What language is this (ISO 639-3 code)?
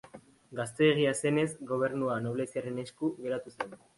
eus